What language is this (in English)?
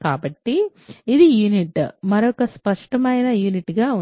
Telugu